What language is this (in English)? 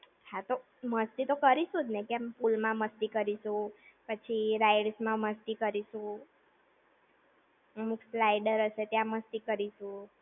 Gujarati